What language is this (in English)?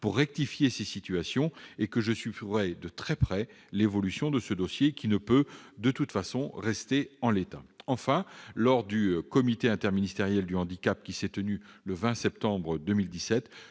French